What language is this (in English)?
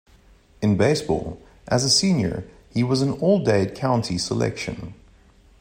English